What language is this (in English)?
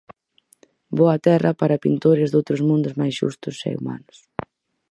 Galician